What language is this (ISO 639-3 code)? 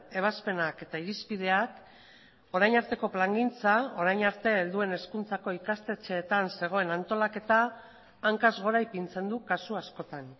eus